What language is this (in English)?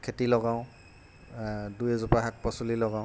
Assamese